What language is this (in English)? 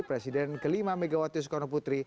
Indonesian